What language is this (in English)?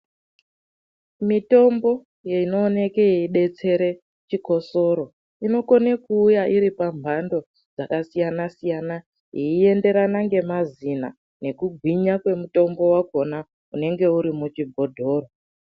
Ndau